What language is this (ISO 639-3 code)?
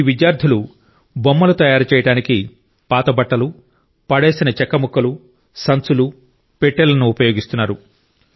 tel